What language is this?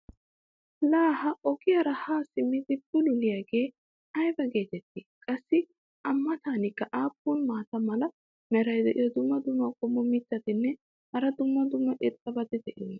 Wolaytta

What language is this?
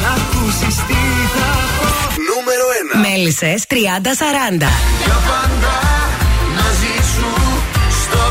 Greek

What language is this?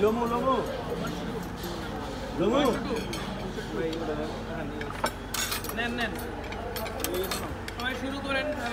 Arabic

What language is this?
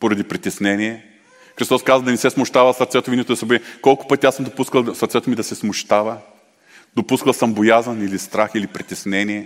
Bulgarian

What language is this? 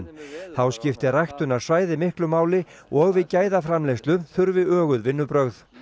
Icelandic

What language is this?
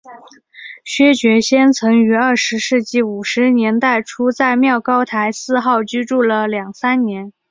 Chinese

